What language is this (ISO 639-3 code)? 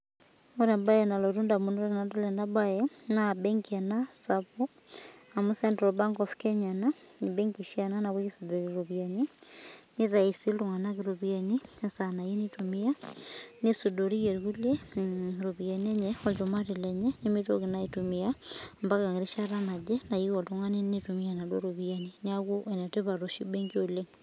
mas